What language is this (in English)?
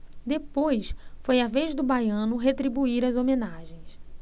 Portuguese